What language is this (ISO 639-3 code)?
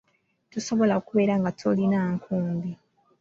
lug